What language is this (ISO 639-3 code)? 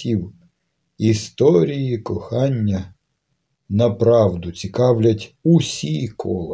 ukr